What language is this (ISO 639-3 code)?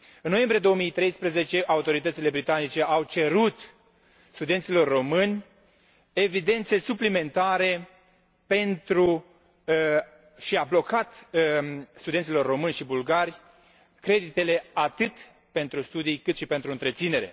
ron